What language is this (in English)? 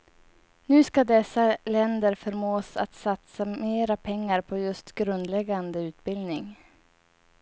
Swedish